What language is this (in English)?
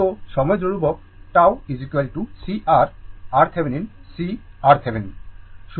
Bangla